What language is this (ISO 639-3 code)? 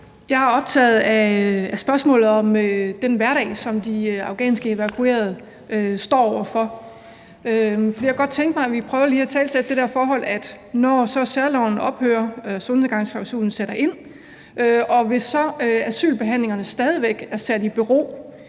dan